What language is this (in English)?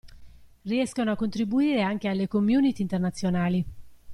Italian